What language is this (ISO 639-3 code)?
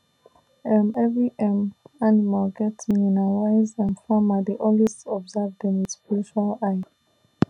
pcm